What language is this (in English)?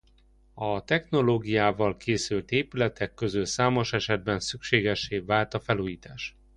Hungarian